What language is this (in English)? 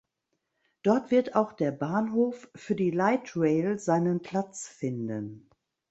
German